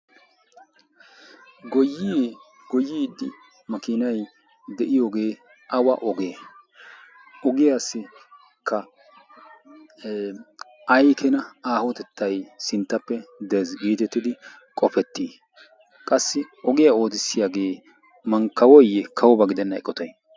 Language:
Wolaytta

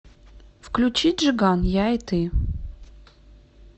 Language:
Russian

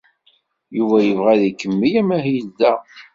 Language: Kabyle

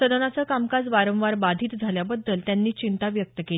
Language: Marathi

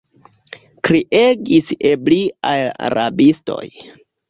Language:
Esperanto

